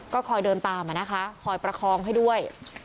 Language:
Thai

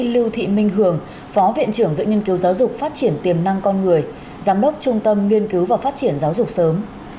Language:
Vietnamese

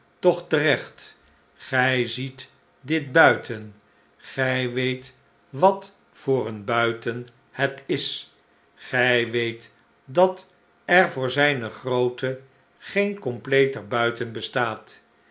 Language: Dutch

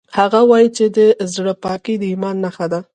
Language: Pashto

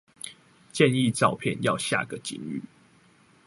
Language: Chinese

